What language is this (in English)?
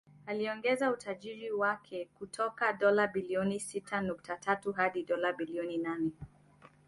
Swahili